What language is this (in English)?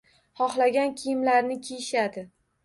Uzbek